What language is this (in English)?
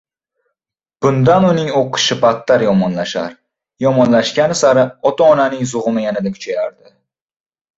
Uzbek